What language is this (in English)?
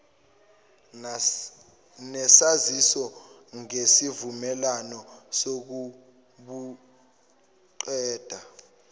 Zulu